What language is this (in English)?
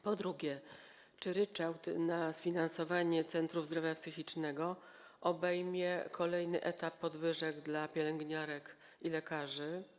Polish